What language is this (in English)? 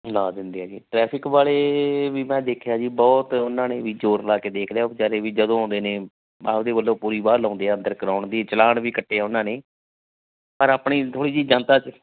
Punjabi